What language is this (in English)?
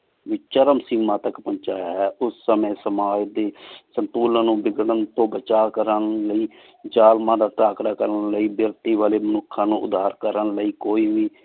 Punjabi